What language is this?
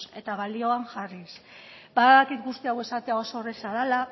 Basque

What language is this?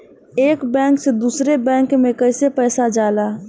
Bhojpuri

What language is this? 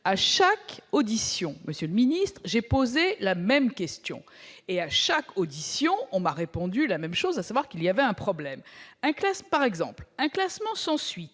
French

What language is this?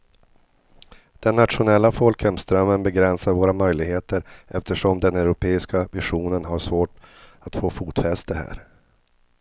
Swedish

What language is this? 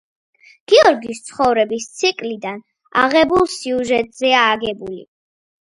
Georgian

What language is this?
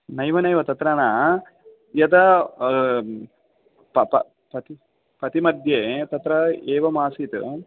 Sanskrit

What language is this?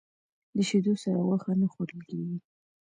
Pashto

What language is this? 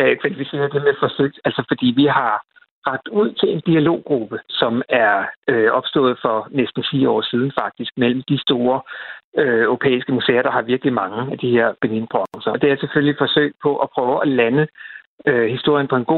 Danish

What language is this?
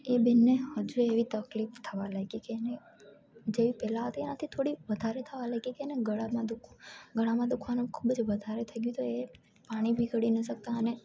Gujarati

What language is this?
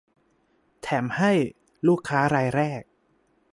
Thai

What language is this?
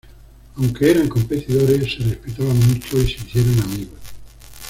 Spanish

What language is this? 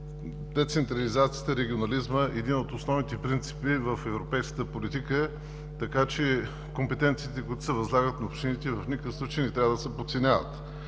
Bulgarian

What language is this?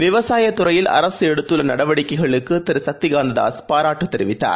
Tamil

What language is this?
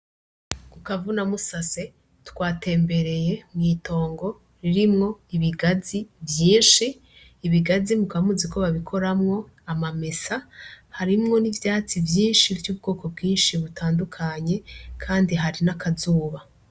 Rundi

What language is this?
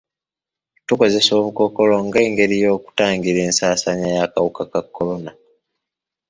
Ganda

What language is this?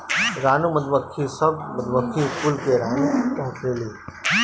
Bhojpuri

